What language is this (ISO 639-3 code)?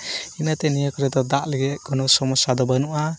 sat